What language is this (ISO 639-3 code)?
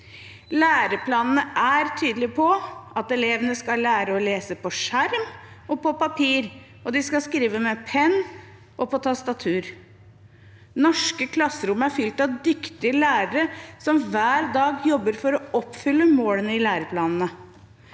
nor